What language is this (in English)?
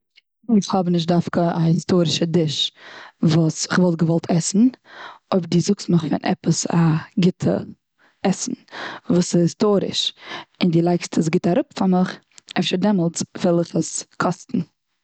Yiddish